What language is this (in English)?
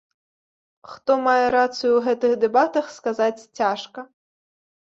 Belarusian